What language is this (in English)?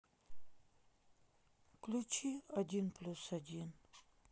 Russian